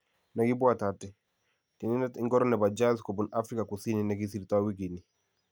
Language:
Kalenjin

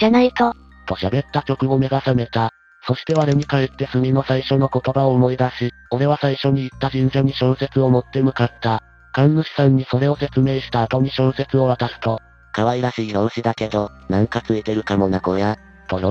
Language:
Japanese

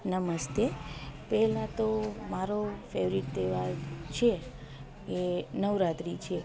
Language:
Gujarati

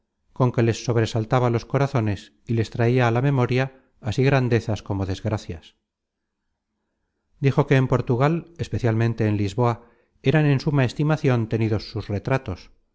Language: Spanish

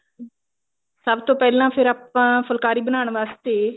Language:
Punjabi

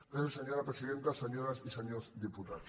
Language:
Catalan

